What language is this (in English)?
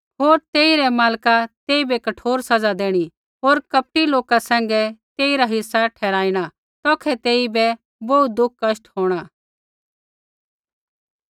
Kullu Pahari